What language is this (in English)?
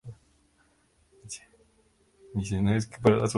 Spanish